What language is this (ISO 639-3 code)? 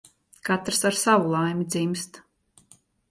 lav